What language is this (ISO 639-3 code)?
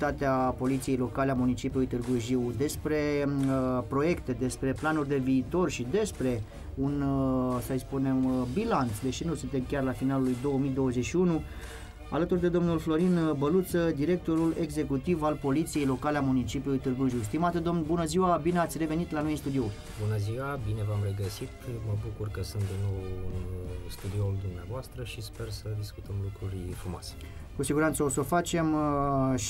ron